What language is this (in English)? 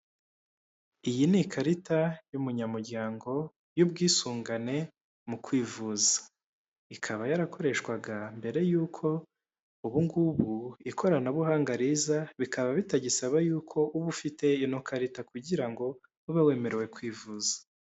Kinyarwanda